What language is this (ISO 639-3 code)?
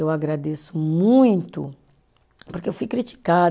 por